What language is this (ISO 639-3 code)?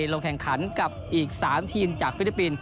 tha